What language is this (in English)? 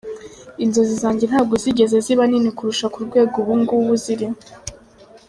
Kinyarwanda